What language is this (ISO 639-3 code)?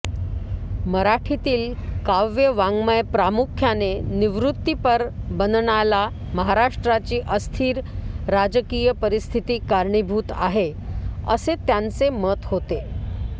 mar